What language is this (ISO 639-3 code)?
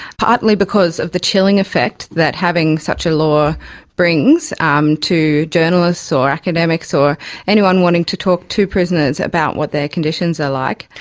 eng